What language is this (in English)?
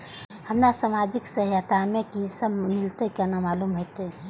Maithili